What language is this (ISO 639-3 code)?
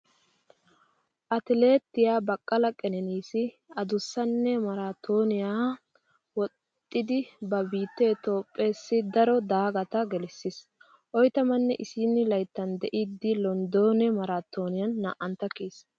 wal